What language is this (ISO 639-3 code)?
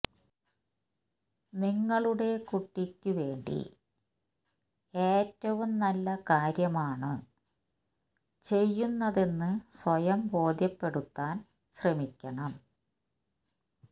mal